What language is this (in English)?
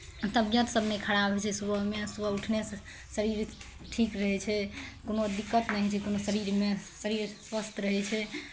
Maithili